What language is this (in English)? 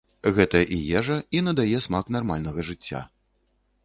Belarusian